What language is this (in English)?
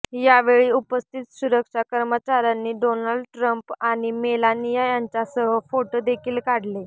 Marathi